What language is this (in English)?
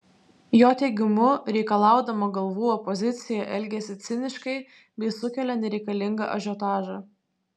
Lithuanian